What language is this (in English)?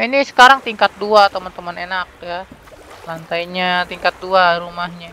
Indonesian